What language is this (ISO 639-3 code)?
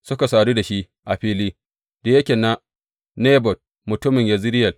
hau